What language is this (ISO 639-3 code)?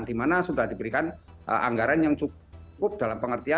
ind